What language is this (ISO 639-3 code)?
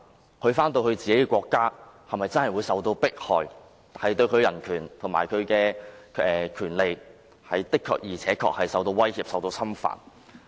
yue